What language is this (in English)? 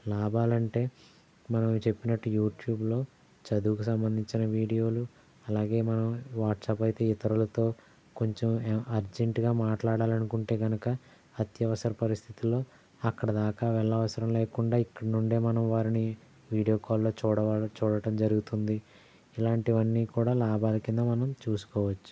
Telugu